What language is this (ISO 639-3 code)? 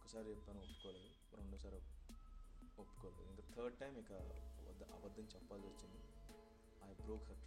tel